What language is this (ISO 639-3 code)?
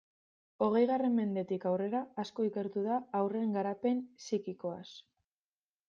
eus